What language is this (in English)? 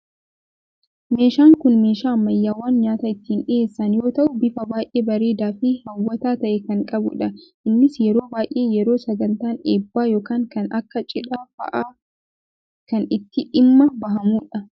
Oromo